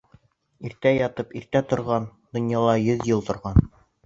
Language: Bashkir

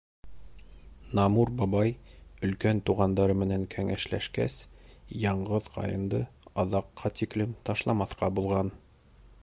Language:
Bashkir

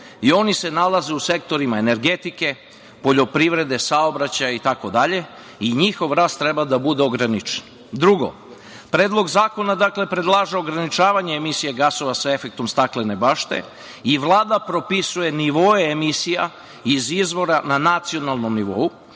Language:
Serbian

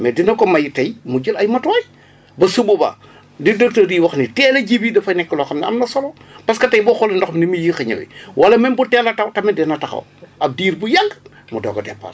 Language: Wolof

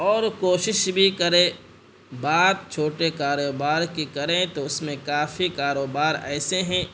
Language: Urdu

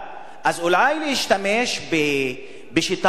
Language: Hebrew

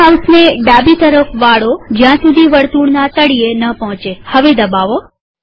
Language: Gujarati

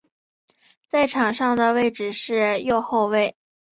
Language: Chinese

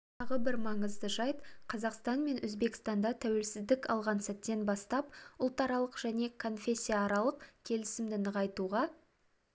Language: Kazakh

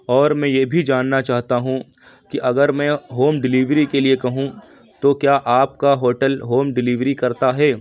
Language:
Urdu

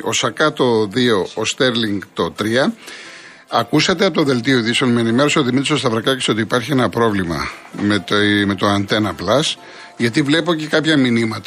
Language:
Greek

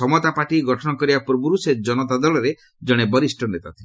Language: Odia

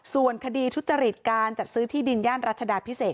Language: Thai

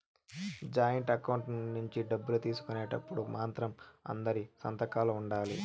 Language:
Telugu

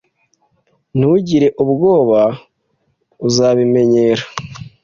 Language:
Kinyarwanda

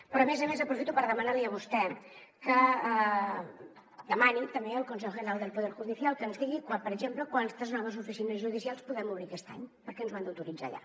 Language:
Catalan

